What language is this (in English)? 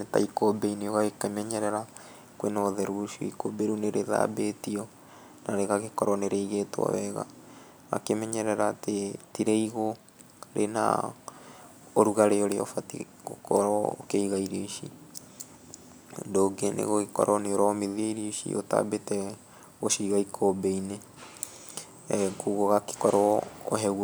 Kikuyu